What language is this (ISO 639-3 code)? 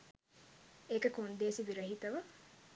sin